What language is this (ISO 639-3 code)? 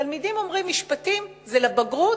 heb